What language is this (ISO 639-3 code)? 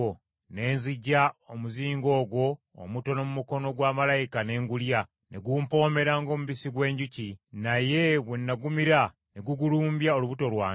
lug